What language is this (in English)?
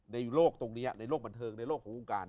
Thai